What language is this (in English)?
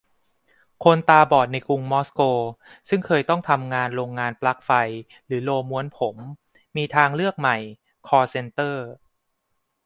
Thai